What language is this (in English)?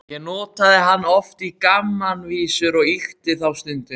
Icelandic